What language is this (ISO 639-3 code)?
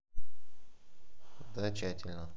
rus